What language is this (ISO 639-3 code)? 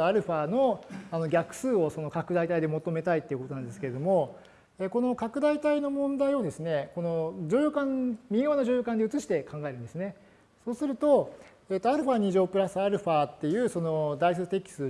jpn